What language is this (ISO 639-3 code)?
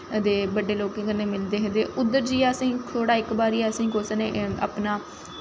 doi